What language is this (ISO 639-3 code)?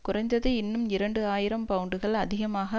tam